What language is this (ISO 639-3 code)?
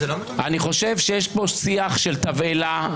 heb